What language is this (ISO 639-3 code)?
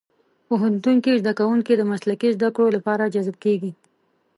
pus